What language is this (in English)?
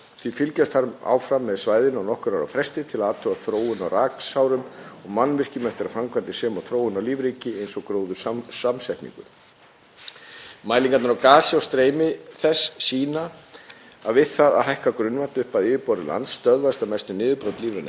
Icelandic